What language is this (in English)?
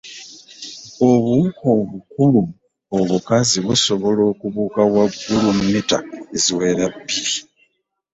Ganda